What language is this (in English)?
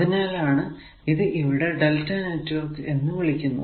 Malayalam